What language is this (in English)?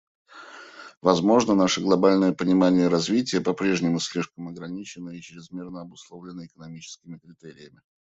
Russian